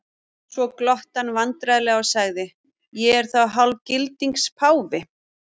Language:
Icelandic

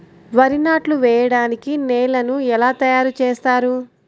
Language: Telugu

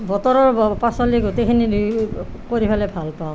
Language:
Assamese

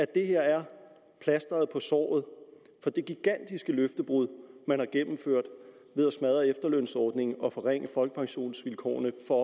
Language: Danish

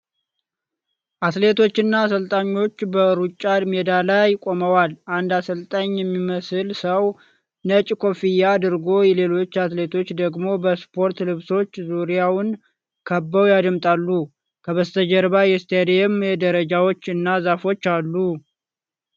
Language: Amharic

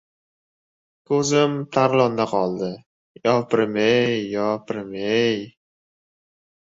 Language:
Uzbek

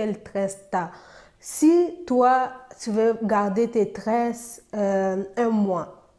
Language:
French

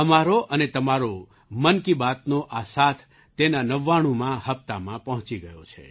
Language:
Gujarati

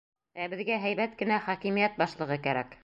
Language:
Bashkir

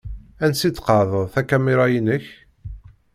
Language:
Kabyle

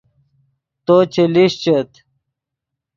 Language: Yidgha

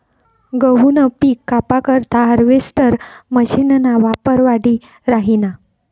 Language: Marathi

